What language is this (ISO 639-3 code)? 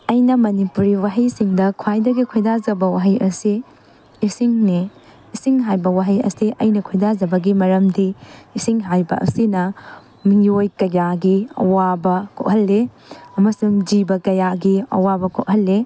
mni